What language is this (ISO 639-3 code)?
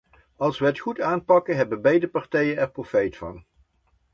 nld